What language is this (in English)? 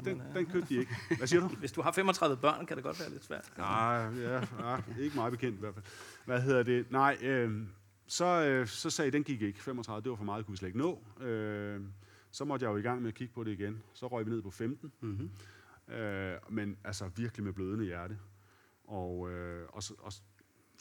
Danish